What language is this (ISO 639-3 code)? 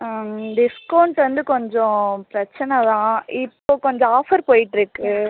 tam